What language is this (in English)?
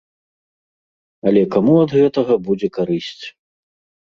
Belarusian